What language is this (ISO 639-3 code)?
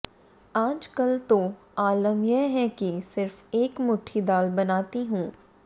hin